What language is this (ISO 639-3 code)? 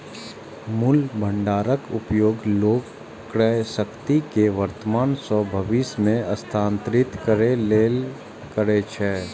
mai